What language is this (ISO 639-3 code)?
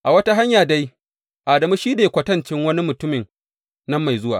hau